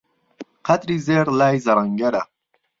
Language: Central Kurdish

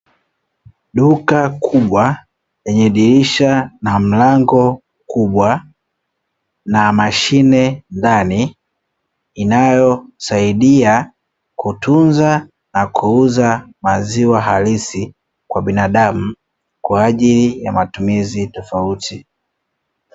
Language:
Swahili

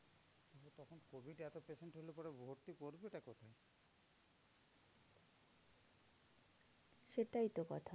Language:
Bangla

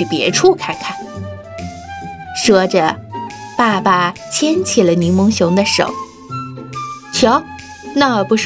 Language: Chinese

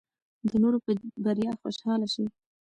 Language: Pashto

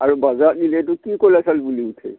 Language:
Assamese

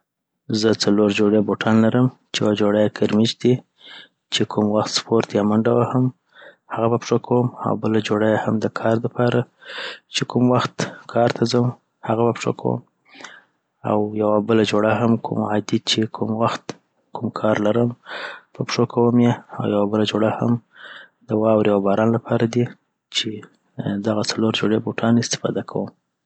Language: Southern Pashto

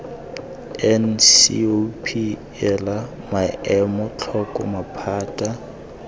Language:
Tswana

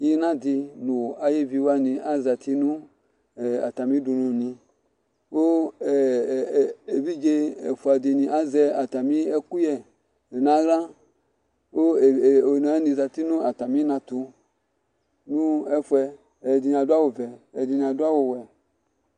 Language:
Ikposo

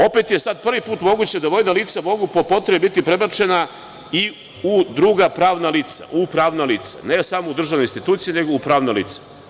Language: Serbian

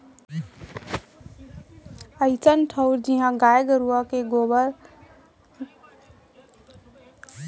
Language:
Chhattisgarhi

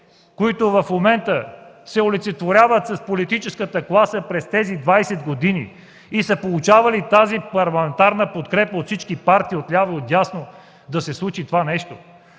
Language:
Bulgarian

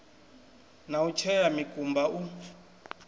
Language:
Venda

